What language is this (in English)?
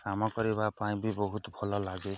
Odia